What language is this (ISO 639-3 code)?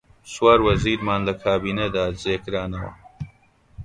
ckb